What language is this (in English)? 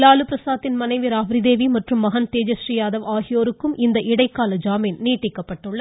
Tamil